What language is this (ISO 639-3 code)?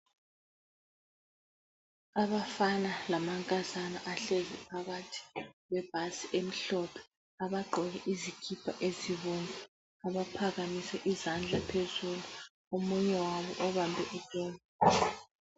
nde